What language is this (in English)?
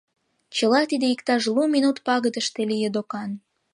Mari